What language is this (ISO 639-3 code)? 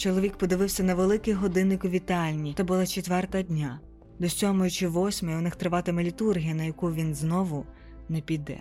ukr